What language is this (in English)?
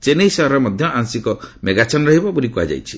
Odia